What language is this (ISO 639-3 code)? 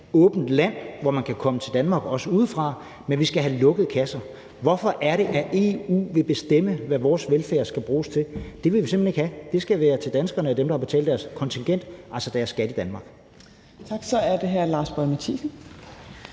dan